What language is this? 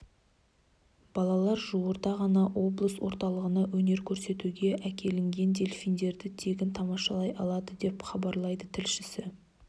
Kazakh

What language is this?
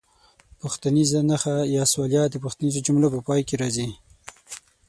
Pashto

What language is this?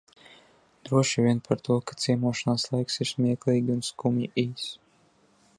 Latvian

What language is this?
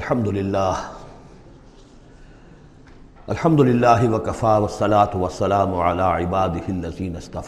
Urdu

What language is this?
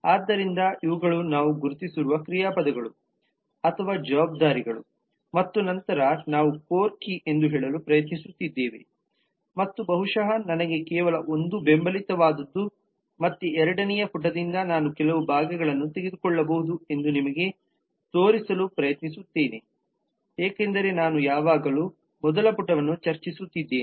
Kannada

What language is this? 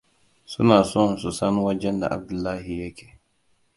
Hausa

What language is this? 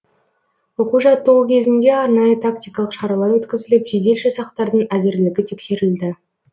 Kazakh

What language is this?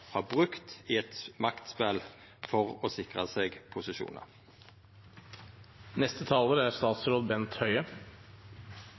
Norwegian Nynorsk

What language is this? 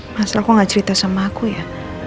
Indonesian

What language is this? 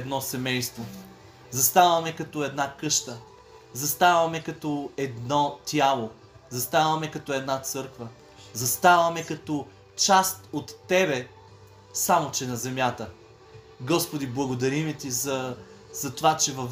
Bulgarian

